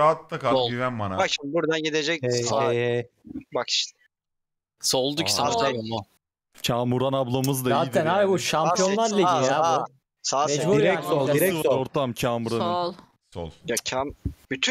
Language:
Turkish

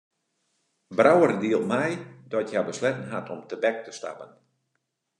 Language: Western Frisian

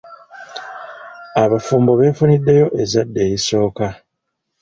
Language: Ganda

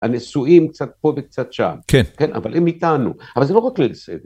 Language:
Hebrew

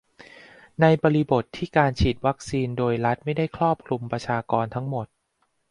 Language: Thai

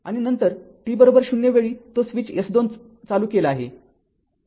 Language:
Marathi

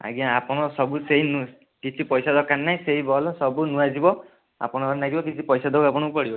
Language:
Odia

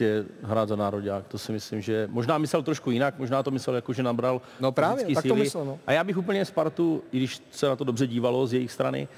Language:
Czech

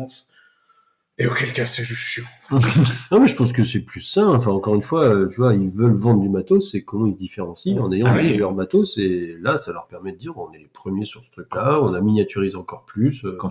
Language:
French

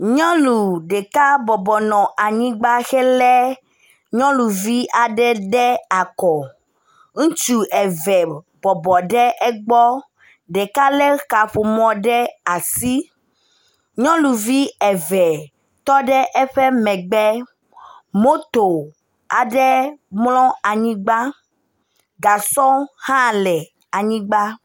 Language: Ewe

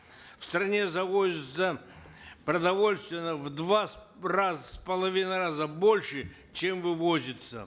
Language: Kazakh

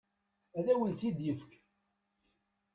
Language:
Kabyle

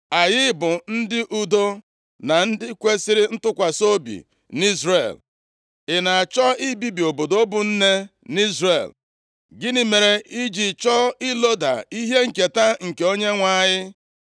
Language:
Igbo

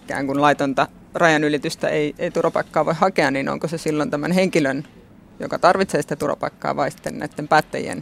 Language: Finnish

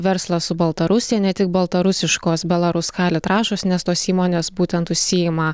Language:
Lithuanian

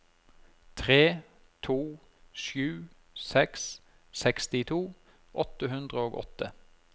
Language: Norwegian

